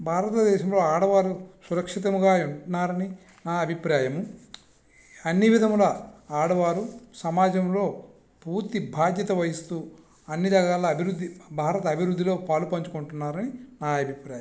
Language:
Telugu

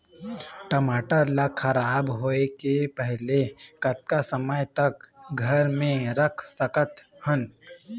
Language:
Chhattisgarhi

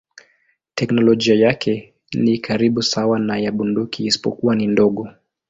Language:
Swahili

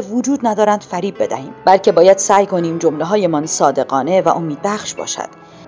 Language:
Persian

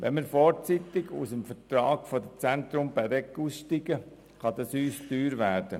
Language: Swiss German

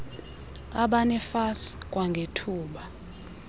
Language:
Xhosa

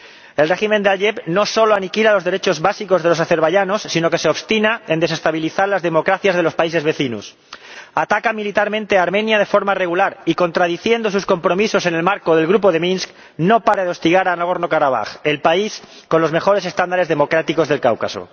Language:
Spanish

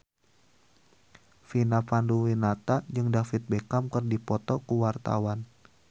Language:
Sundanese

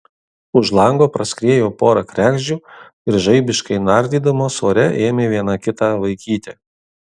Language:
Lithuanian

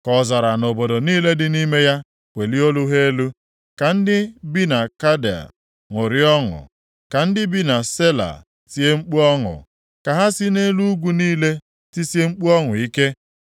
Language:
Igbo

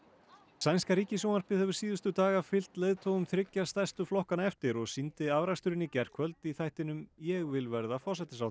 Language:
Icelandic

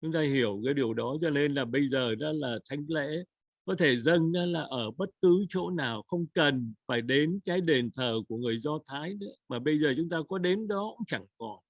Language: Vietnamese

